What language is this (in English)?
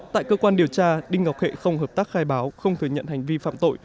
Vietnamese